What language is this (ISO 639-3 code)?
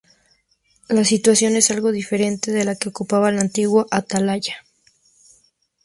spa